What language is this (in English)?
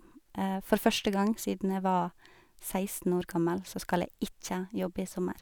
Norwegian